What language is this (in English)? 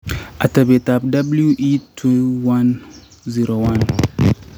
Kalenjin